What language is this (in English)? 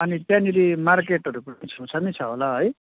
Nepali